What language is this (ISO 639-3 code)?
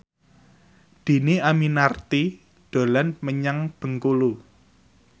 jav